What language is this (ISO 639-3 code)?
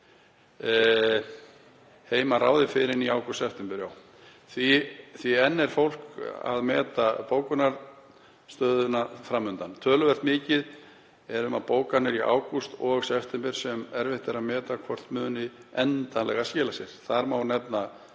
isl